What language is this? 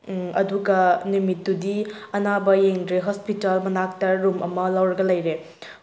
Manipuri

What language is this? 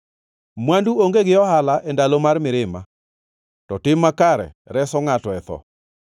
Luo (Kenya and Tanzania)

